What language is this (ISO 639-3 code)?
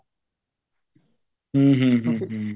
pan